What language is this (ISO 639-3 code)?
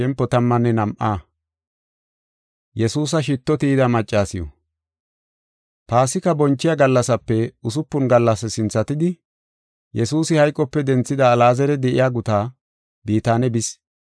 gof